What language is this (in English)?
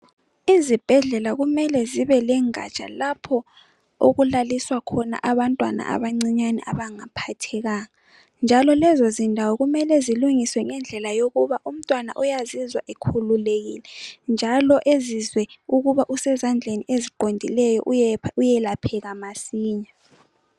North Ndebele